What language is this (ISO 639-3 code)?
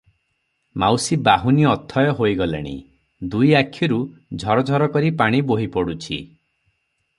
ori